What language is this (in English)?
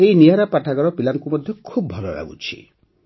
Odia